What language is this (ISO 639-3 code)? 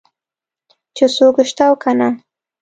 pus